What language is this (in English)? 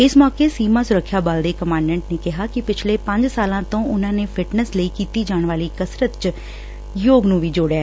Punjabi